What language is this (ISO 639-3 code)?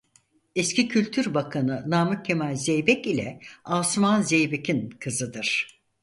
tur